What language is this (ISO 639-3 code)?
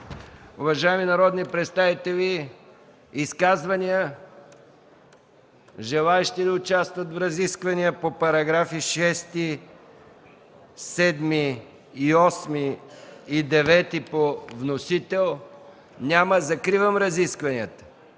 bul